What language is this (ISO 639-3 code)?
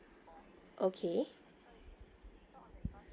eng